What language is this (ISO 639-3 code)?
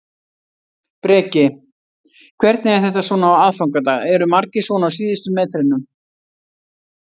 isl